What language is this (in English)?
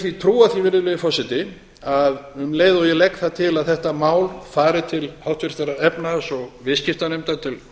Icelandic